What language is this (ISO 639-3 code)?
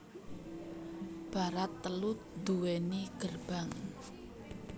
jav